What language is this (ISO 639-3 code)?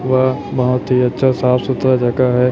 hin